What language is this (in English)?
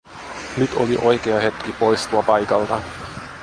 Finnish